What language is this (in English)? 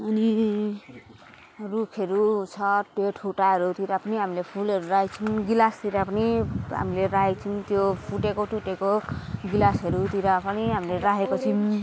Nepali